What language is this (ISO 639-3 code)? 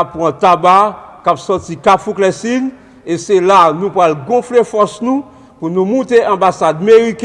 fra